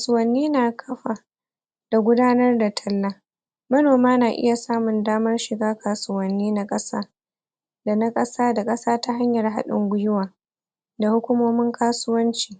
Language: Hausa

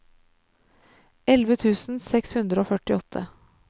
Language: Norwegian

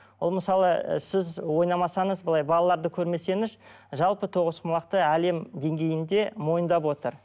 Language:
Kazakh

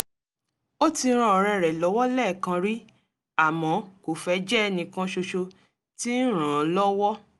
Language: Yoruba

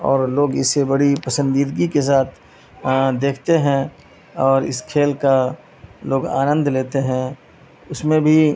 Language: Urdu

